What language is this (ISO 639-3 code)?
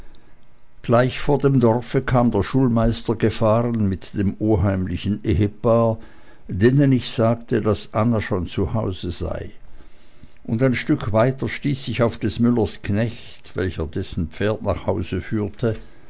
deu